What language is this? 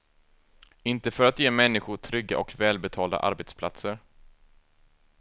Swedish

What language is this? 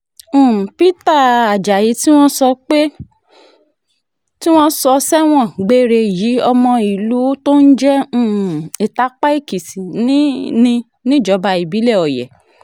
Yoruba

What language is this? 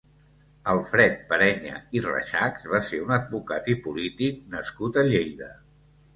Catalan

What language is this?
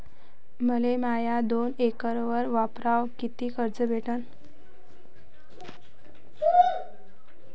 Marathi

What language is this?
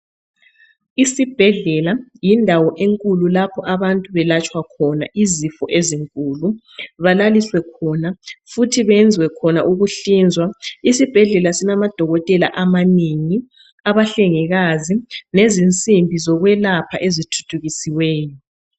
North Ndebele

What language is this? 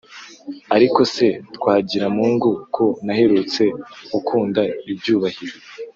Kinyarwanda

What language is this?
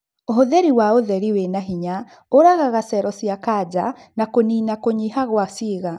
Kikuyu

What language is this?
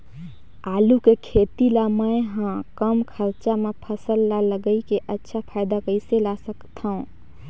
Chhattisgarhi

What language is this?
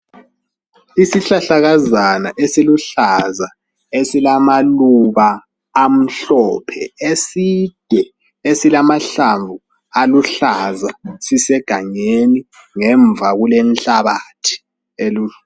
North Ndebele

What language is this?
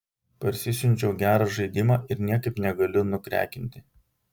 Lithuanian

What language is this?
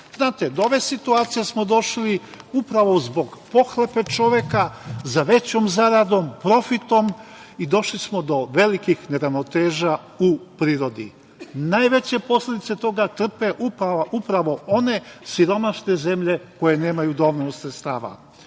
Serbian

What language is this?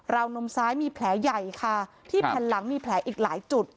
Thai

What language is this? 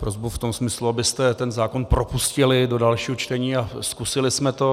Czech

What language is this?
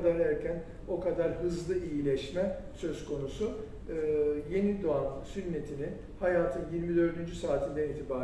Turkish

